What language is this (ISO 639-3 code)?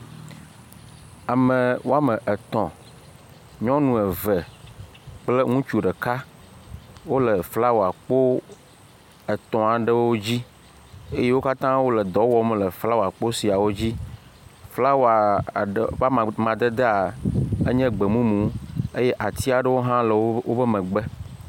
ewe